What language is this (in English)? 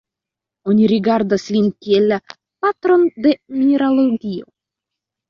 Esperanto